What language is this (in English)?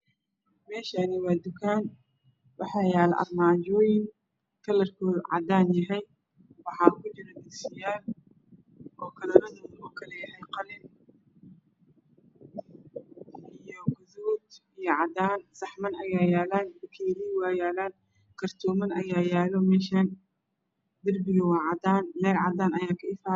Somali